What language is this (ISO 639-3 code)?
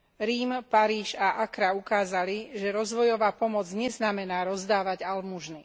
slk